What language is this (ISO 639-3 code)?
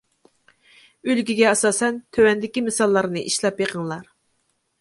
uig